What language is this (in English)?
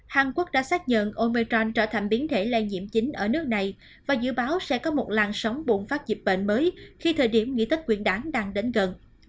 Vietnamese